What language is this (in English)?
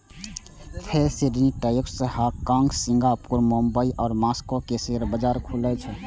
Maithili